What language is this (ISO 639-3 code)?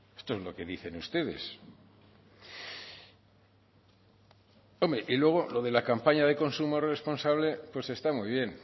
spa